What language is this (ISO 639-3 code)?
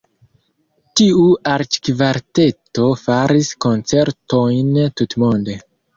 epo